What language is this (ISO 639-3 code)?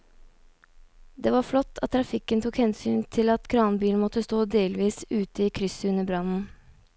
nor